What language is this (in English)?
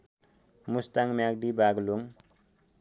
Nepali